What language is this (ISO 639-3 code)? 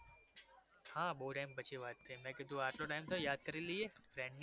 guj